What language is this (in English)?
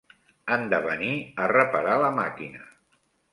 Catalan